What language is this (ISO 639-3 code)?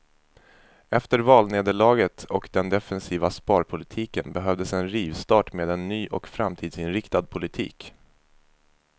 swe